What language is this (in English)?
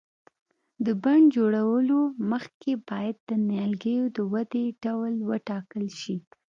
Pashto